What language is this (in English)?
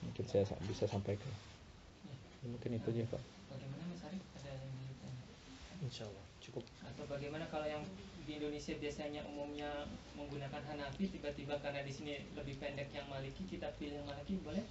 Indonesian